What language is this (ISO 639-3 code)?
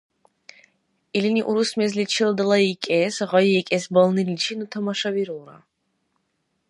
dar